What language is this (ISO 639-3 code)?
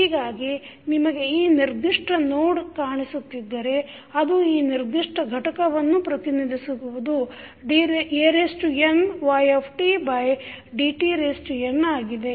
kan